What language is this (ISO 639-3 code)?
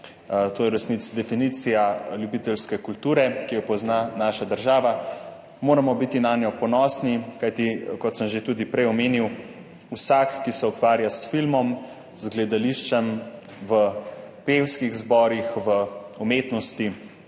slv